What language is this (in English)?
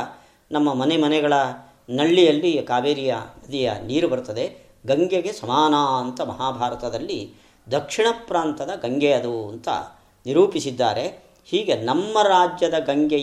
Kannada